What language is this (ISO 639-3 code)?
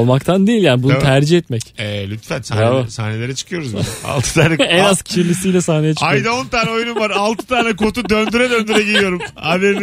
tur